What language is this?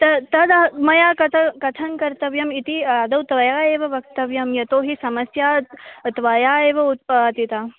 Sanskrit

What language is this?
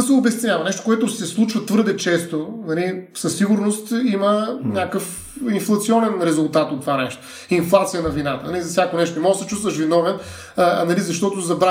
Bulgarian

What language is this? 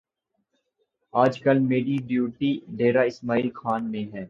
Urdu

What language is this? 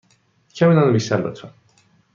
Persian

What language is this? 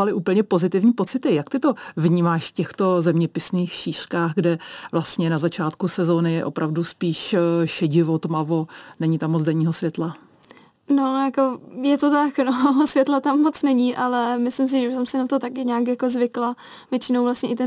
Czech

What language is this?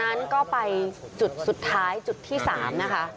Thai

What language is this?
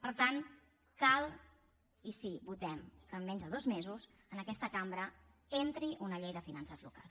Catalan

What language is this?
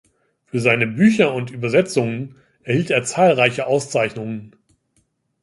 German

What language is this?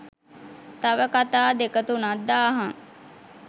Sinhala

